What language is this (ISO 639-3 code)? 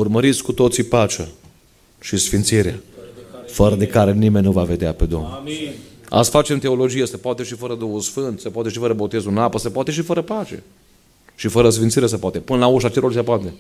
ron